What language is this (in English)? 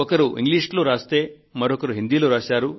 Telugu